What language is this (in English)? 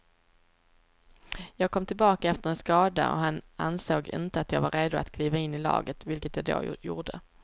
Swedish